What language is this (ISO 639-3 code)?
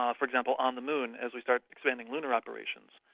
eng